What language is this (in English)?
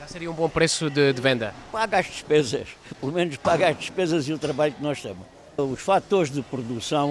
Portuguese